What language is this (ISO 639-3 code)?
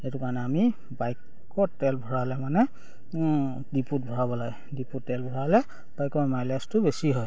asm